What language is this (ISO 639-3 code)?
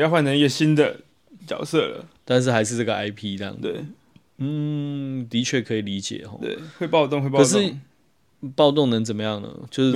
zho